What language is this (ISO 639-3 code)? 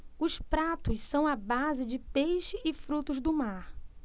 por